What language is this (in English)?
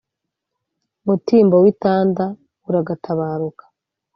Kinyarwanda